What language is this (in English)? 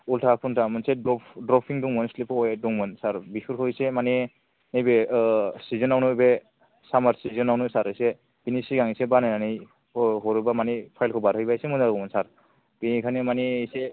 Bodo